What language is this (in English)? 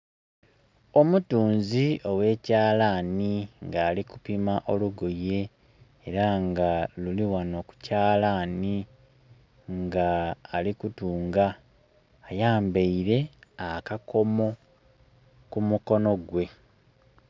Soga